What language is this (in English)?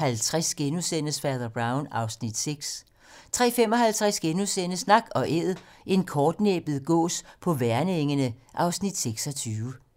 Danish